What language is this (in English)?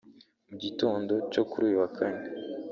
Kinyarwanda